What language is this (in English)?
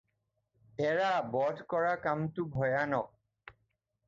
Assamese